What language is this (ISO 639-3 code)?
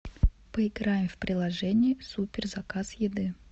rus